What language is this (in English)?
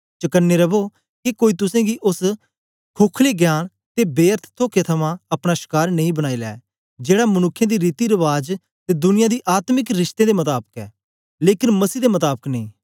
Dogri